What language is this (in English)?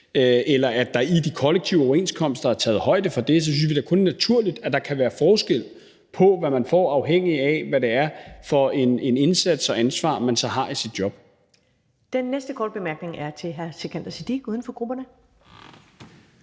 Danish